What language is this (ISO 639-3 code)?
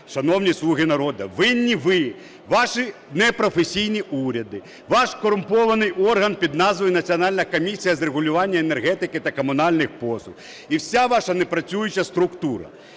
ukr